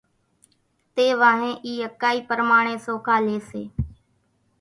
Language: Kachi Koli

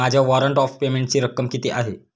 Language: Marathi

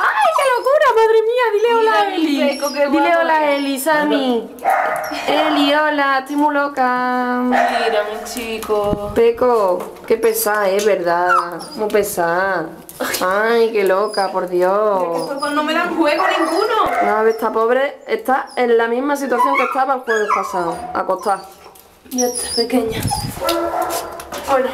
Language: Spanish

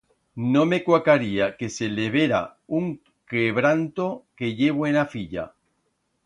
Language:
Aragonese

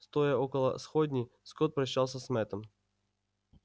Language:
Russian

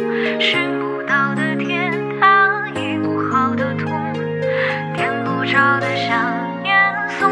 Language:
Chinese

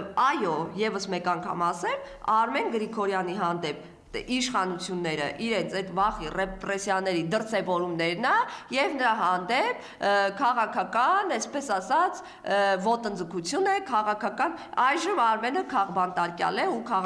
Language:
Romanian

